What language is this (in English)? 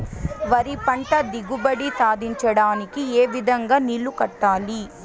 Telugu